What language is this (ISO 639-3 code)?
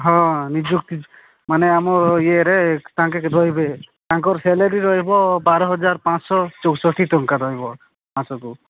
ori